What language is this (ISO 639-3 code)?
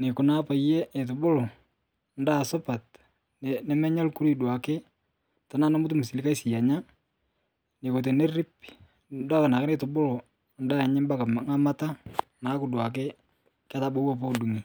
mas